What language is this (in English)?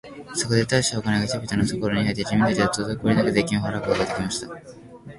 Japanese